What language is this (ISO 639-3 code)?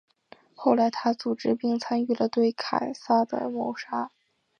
zho